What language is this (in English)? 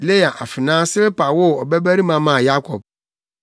Akan